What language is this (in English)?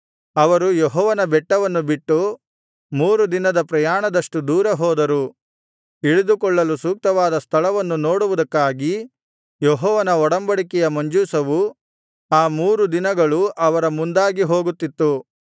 Kannada